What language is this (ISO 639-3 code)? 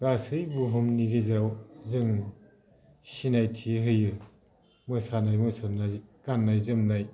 brx